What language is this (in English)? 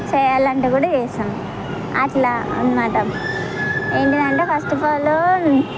Telugu